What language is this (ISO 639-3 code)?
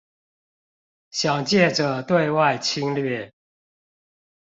zho